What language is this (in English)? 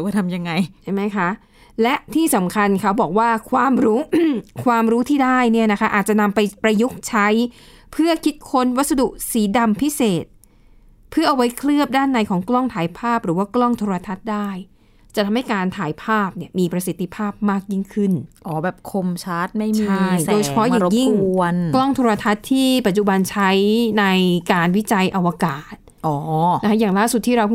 Thai